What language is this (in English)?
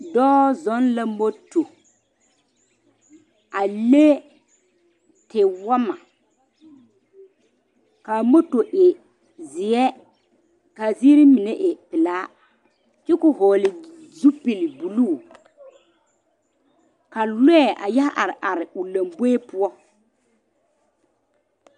Southern Dagaare